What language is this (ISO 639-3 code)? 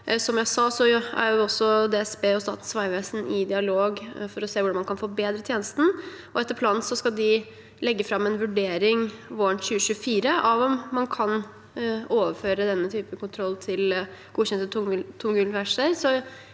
nor